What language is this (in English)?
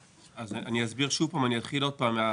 Hebrew